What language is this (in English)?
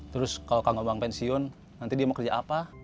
Indonesian